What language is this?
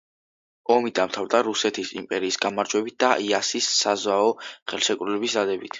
Georgian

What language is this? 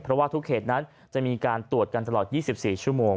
Thai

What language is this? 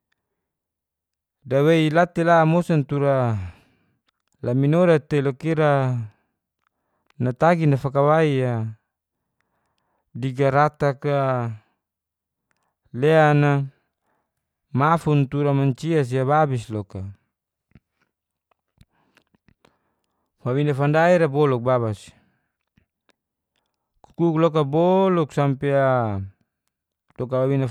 Geser-Gorom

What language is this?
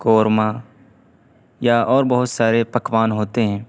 Urdu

